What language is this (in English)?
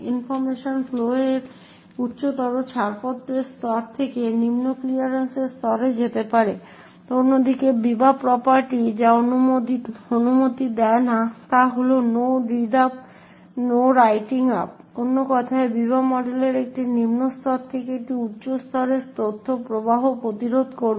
Bangla